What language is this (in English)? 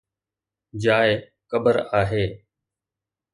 Sindhi